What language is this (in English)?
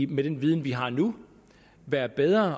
Danish